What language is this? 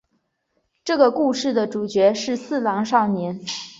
Chinese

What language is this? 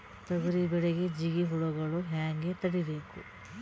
Kannada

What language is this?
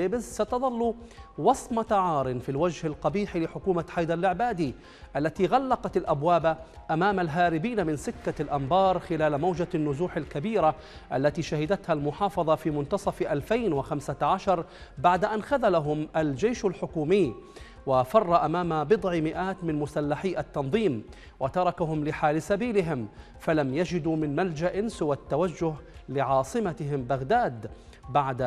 Arabic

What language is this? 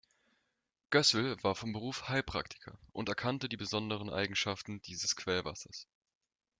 German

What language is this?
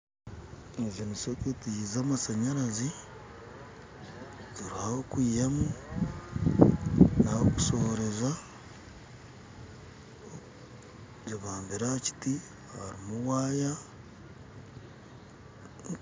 Nyankole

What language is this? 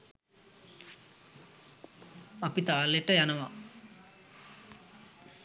Sinhala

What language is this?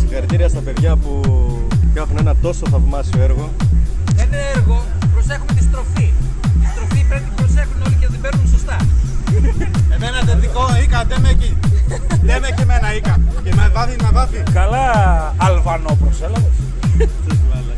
Greek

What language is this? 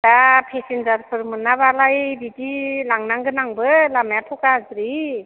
Bodo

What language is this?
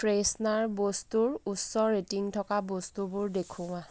Assamese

